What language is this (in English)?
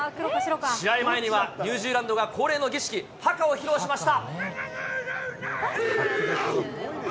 Japanese